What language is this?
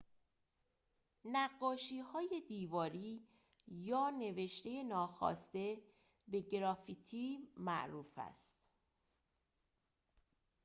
Persian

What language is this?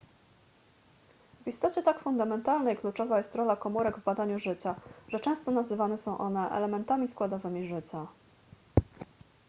Polish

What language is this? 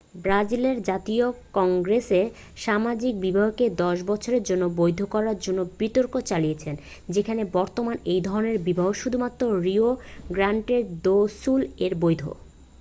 Bangla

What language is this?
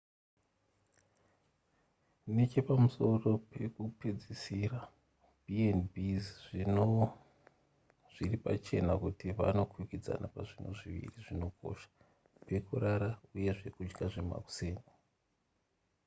Shona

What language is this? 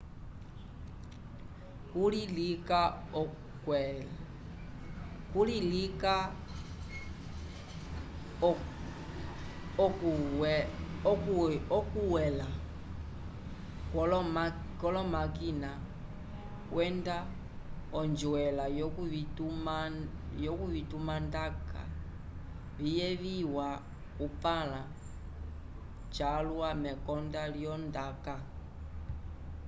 Umbundu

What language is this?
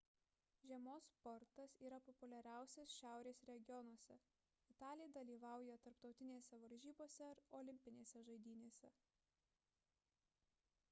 Lithuanian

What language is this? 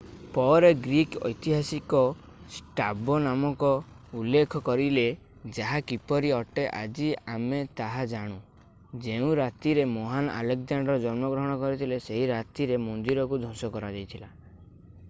Odia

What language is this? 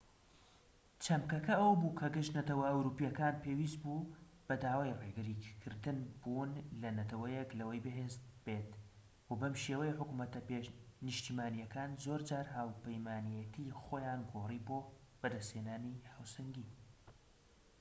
Central Kurdish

